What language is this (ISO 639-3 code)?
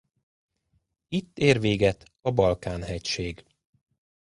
hun